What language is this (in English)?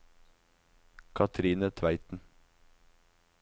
Norwegian